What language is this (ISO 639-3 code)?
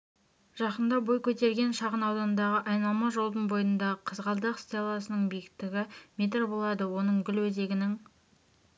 kaz